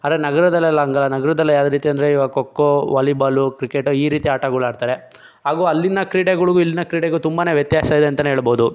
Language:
Kannada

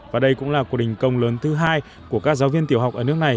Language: Vietnamese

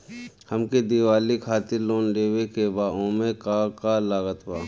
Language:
Bhojpuri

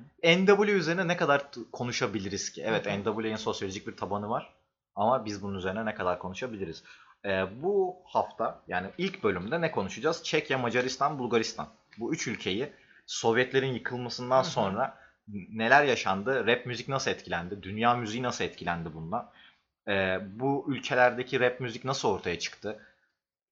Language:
Turkish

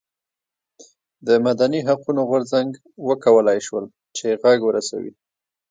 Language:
Pashto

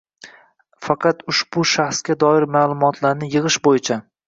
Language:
Uzbek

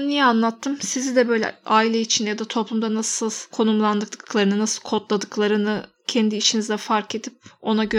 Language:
Turkish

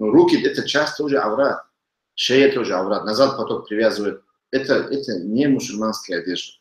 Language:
Russian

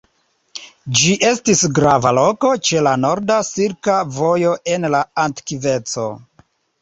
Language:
Esperanto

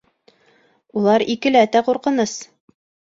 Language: Bashkir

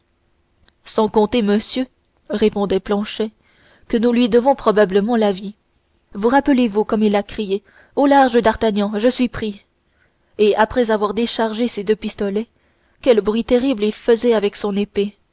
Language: French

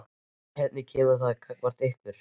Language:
Icelandic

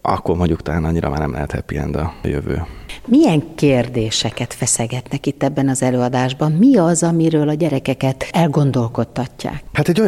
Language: Hungarian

